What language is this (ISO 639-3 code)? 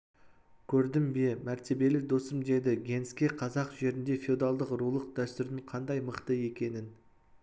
kaz